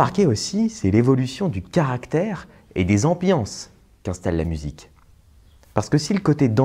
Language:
French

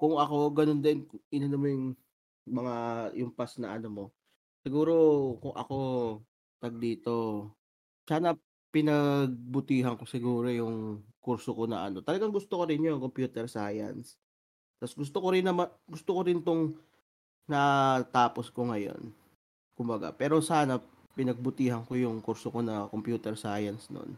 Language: Filipino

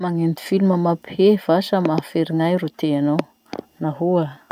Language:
Masikoro Malagasy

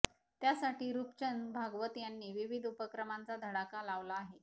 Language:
Marathi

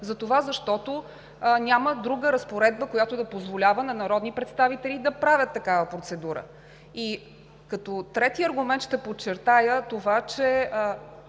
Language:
Bulgarian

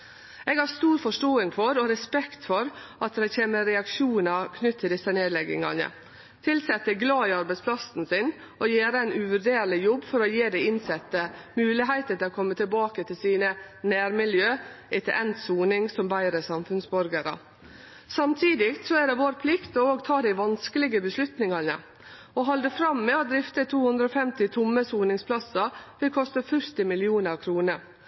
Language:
Norwegian Nynorsk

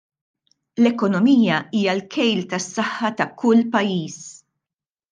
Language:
Maltese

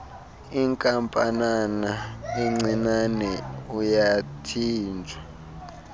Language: Xhosa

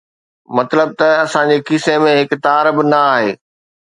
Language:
Sindhi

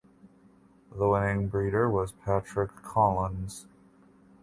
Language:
English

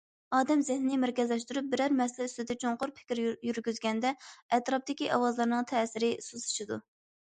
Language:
Uyghur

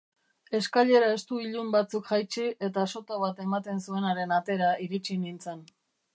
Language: Basque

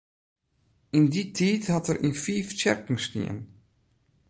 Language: Western Frisian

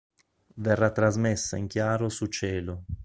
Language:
Italian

